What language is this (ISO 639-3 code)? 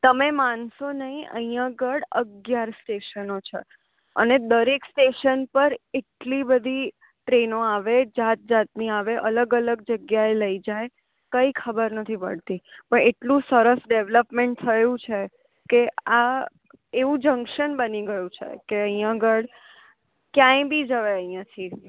guj